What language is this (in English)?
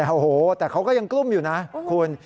Thai